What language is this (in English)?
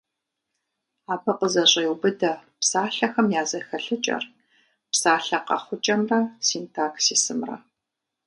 Kabardian